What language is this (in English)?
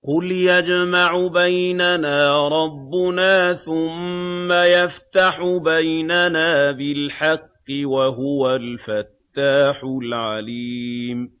Arabic